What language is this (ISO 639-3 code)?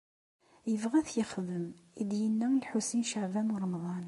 kab